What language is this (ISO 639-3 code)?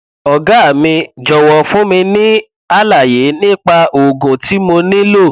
yor